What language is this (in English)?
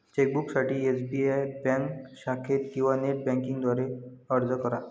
Marathi